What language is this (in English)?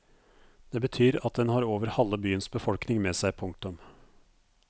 Norwegian